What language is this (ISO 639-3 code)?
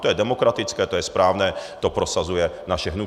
ces